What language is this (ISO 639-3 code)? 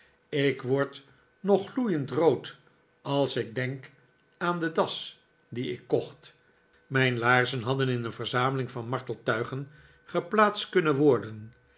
nld